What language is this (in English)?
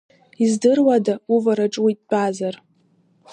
Abkhazian